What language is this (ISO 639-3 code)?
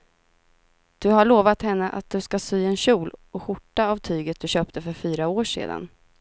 swe